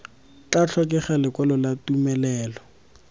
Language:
Tswana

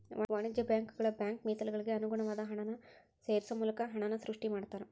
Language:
Kannada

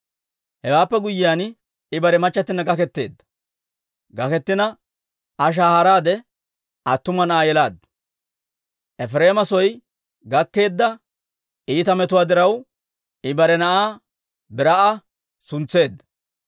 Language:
Dawro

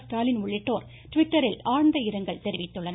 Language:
Tamil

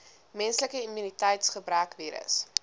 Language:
Afrikaans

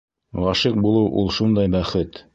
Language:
Bashkir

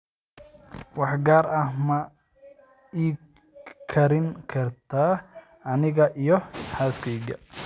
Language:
Somali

